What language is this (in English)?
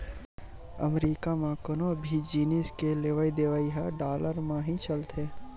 Chhattisgarhi